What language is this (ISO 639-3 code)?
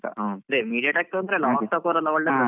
kan